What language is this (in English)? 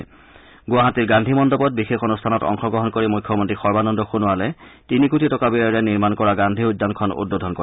Assamese